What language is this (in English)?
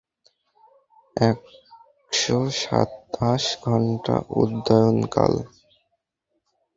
Bangla